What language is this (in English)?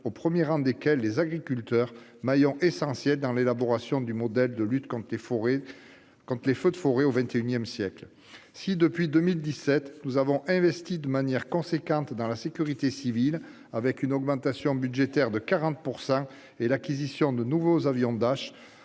French